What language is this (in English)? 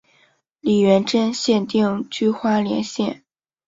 Chinese